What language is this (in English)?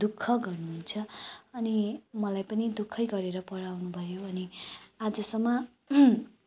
Nepali